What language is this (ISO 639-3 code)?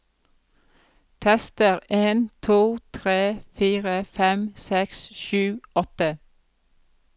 nor